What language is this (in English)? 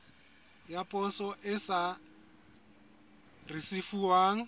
Southern Sotho